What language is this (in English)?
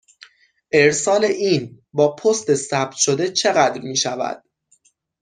Persian